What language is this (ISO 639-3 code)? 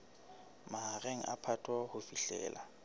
sot